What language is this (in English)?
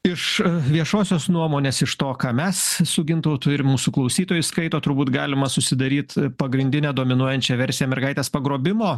Lithuanian